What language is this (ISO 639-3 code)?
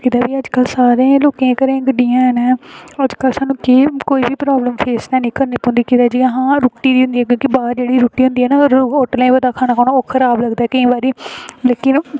doi